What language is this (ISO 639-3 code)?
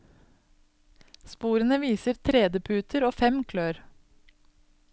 nor